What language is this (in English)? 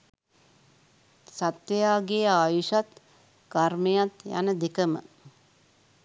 Sinhala